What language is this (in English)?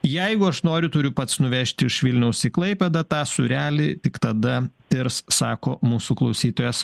Lithuanian